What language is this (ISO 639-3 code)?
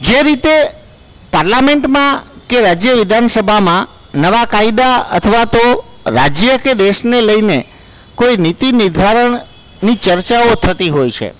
guj